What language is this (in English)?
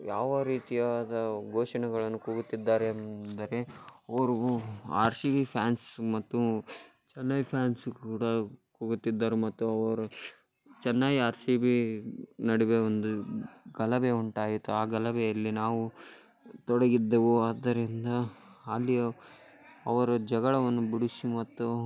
Kannada